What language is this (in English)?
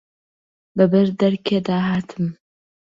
Central Kurdish